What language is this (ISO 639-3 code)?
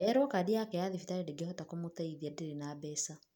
kik